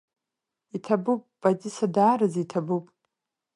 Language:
Abkhazian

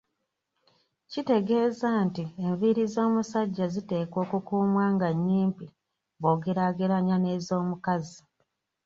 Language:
Ganda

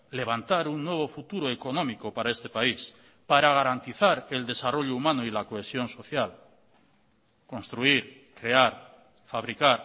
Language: Spanish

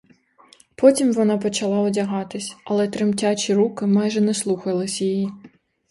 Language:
Ukrainian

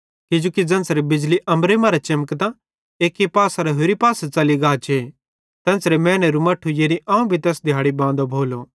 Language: Bhadrawahi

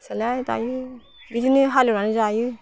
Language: Bodo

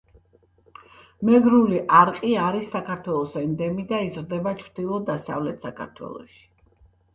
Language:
Georgian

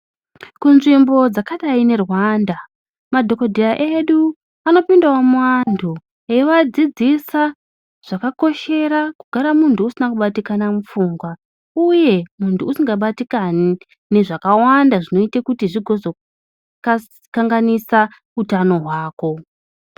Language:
Ndau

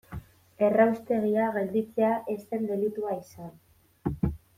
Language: Basque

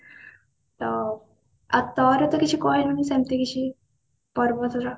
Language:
Odia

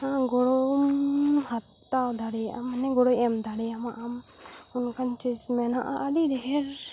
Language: Santali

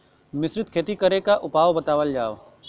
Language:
Bhojpuri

